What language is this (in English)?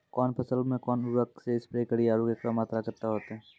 Maithili